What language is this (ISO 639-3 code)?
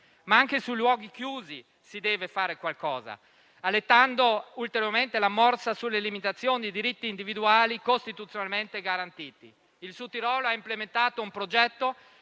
ita